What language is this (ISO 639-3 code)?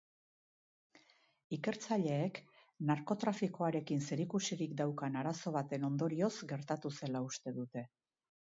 eus